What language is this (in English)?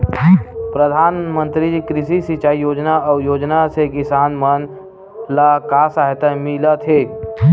Chhattisgarhi